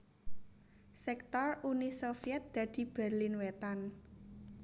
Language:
Javanese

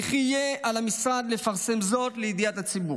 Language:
Hebrew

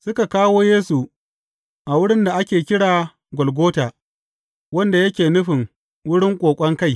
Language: Hausa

